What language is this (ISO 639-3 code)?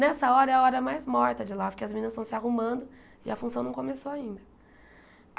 por